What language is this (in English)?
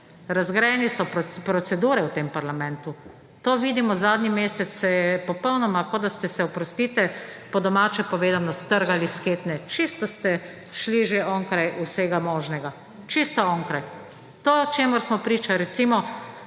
Slovenian